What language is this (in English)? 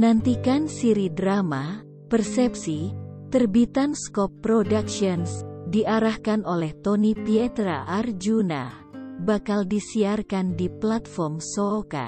Indonesian